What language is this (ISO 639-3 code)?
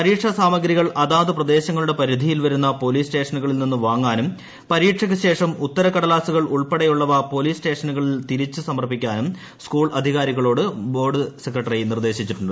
mal